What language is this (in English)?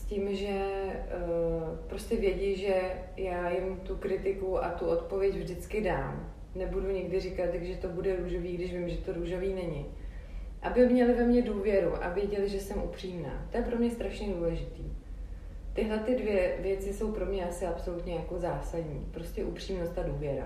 Czech